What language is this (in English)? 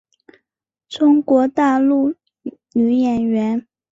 Chinese